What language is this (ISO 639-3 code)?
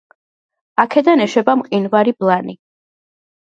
kat